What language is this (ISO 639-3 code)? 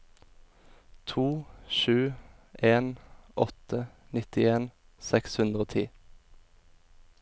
nor